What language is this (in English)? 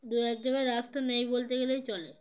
Bangla